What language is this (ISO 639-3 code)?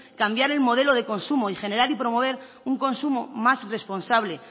spa